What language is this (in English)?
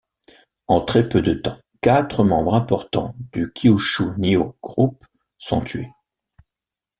French